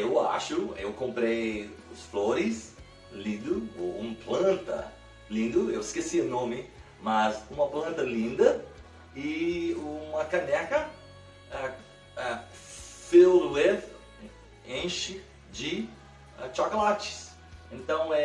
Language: Portuguese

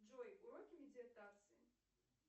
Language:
Russian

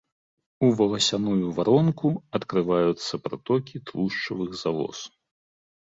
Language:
Belarusian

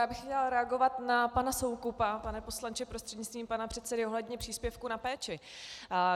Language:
Czech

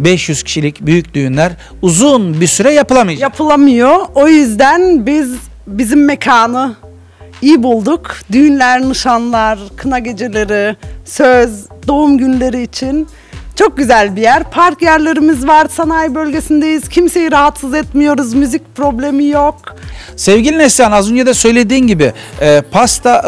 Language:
Turkish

